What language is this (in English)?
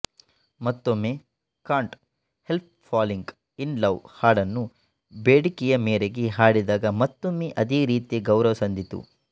Kannada